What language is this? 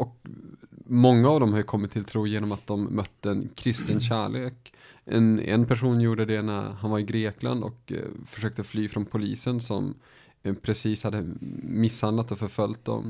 Swedish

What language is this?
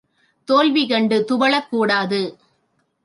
Tamil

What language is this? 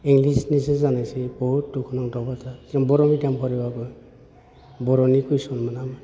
Bodo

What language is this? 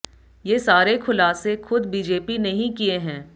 Hindi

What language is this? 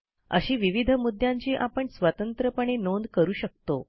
Marathi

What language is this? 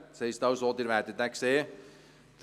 Swiss German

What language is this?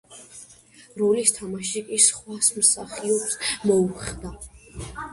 Georgian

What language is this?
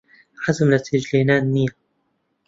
Central Kurdish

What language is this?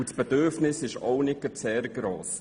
Swiss German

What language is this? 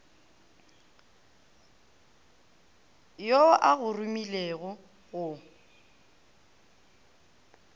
Northern Sotho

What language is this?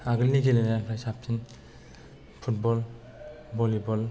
Bodo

